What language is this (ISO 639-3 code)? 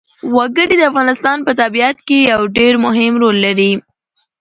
pus